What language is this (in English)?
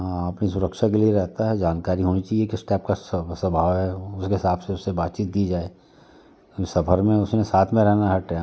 Hindi